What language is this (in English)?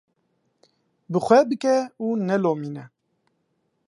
Kurdish